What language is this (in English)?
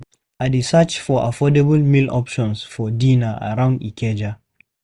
Nigerian Pidgin